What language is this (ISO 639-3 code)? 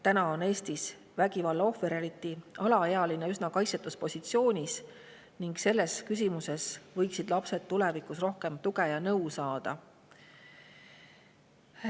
est